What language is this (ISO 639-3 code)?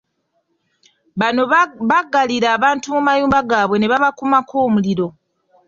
lug